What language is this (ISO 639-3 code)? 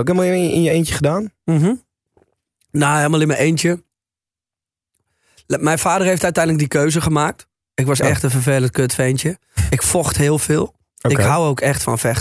nld